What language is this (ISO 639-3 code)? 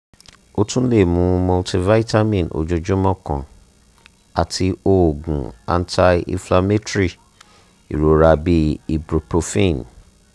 yor